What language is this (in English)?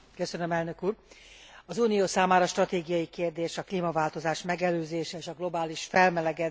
Hungarian